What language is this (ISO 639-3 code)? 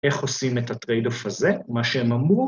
heb